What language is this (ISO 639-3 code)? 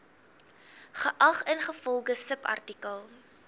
afr